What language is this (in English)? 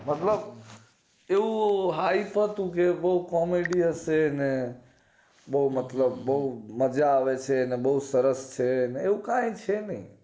Gujarati